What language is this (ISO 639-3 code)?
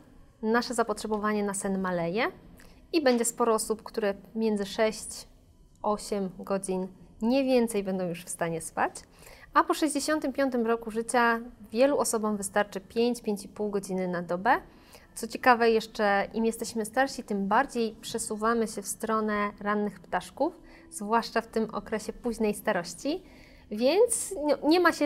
pol